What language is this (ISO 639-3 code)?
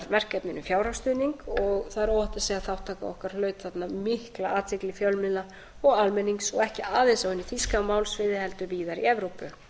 isl